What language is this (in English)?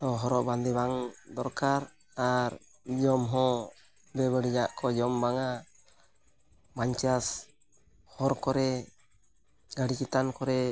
Santali